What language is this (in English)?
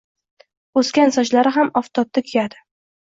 Uzbek